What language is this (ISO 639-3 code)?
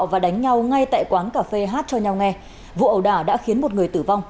vie